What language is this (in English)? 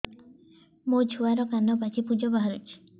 Odia